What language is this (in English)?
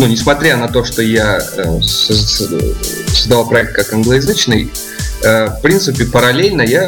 Russian